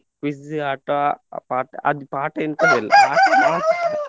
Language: Kannada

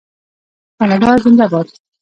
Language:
Pashto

